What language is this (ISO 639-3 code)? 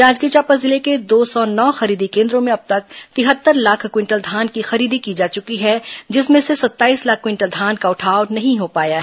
hin